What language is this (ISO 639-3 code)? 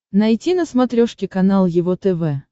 rus